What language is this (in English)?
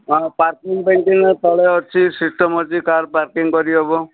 Odia